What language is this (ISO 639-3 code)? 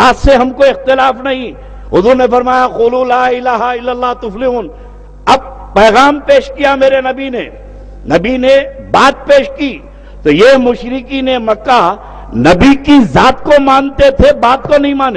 hin